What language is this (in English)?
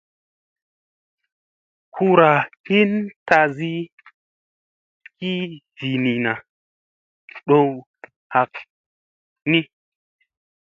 Musey